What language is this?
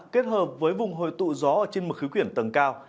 Vietnamese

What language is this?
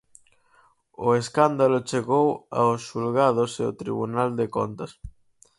Galician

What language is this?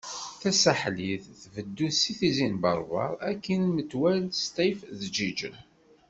Kabyle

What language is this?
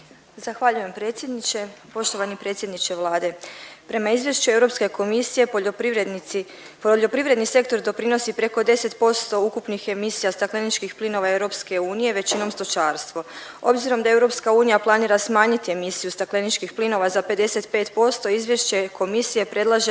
Croatian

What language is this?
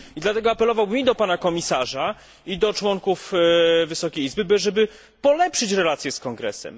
Polish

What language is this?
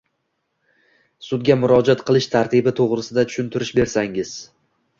Uzbek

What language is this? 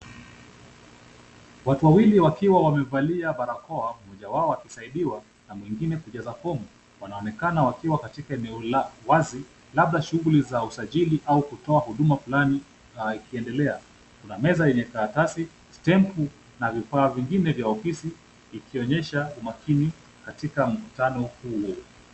Swahili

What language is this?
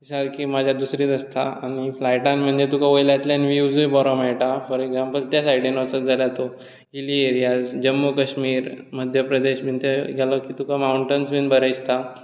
Konkani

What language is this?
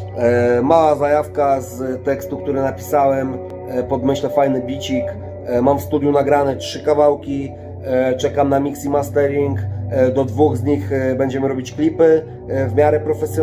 Polish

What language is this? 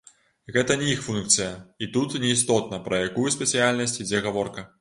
Belarusian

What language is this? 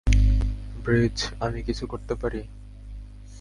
Bangla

